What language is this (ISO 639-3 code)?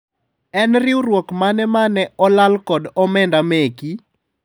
luo